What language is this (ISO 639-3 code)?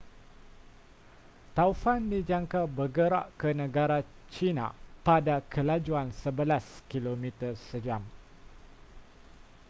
msa